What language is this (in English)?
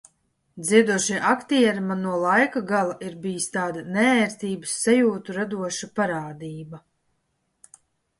Latvian